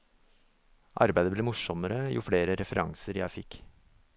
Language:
Norwegian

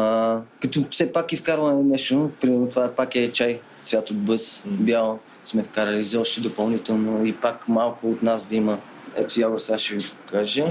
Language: Bulgarian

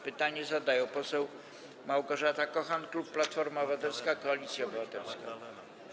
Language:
Polish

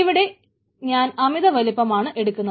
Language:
Malayalam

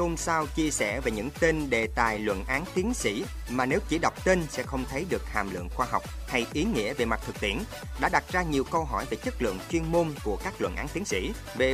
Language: Vietnamese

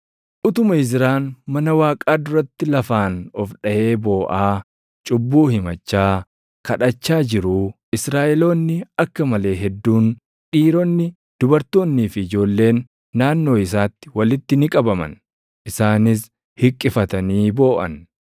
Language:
Oromo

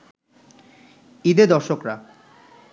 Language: Bangla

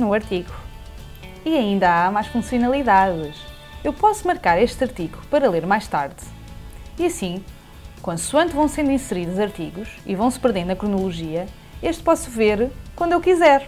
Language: Portuguese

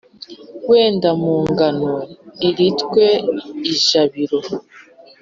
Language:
Kinyarwanda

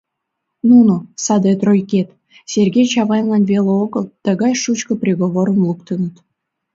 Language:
Mari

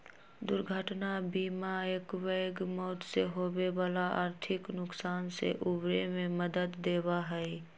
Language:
Magahi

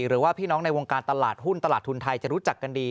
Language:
Thai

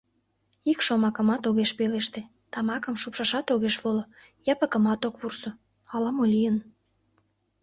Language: Mari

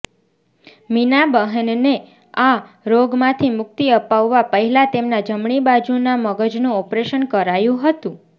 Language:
Gujarati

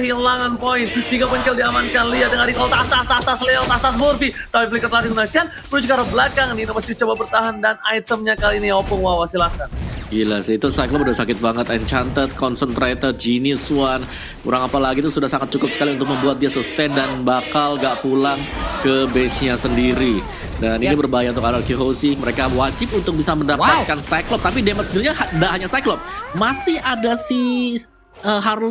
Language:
Indonesian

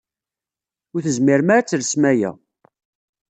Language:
Kabyle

